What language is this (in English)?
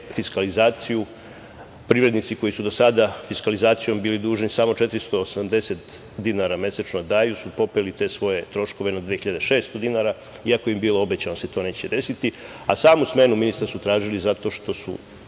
Serbian